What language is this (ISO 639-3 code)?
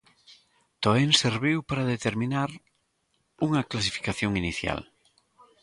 glg